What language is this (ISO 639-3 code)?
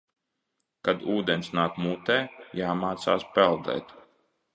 lav